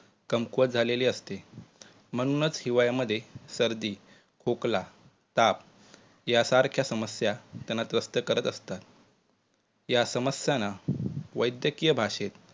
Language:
Marathi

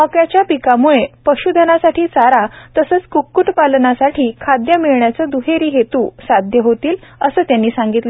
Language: Marathi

